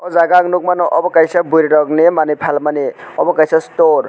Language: Kok Borok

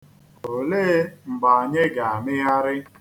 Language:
Igbo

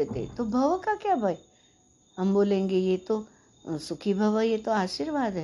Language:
Hindi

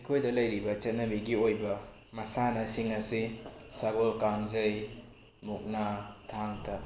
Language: Manipuri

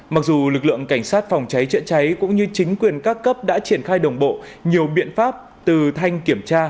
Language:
Vietnamese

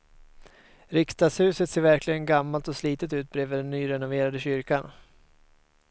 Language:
Swedish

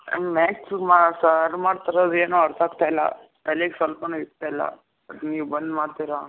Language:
Kannada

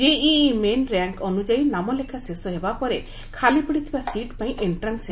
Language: Odia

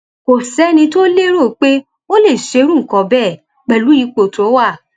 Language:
Yoruba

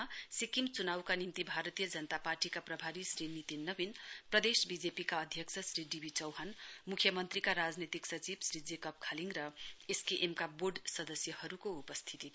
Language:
Nepali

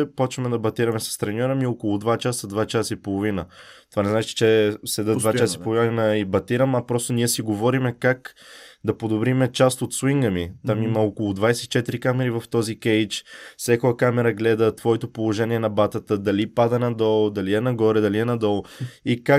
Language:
Bulgarian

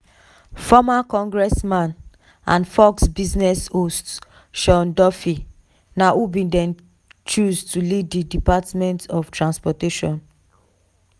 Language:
Nigerian Pidgin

